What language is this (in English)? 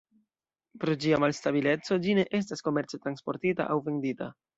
Esperanto